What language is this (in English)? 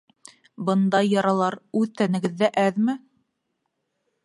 Bashkir